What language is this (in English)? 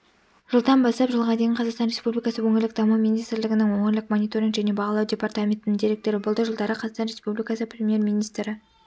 Kazakh